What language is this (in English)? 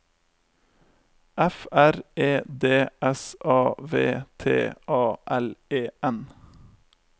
Norwegian